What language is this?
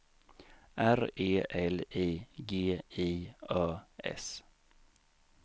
Swedish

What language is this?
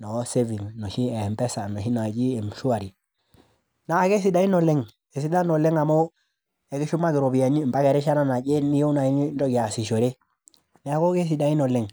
Masai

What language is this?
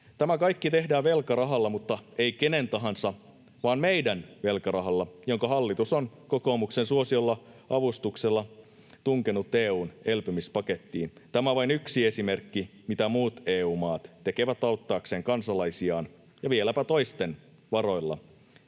Finnish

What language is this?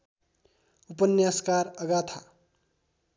Nepali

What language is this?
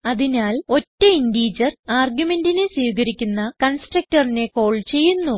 Malayalam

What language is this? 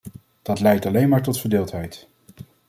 Dutch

